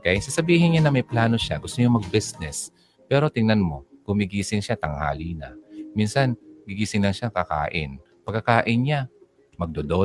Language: Filipino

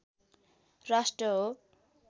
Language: Nepali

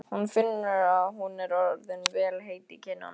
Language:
Icelandic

